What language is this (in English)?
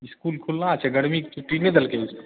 Maithili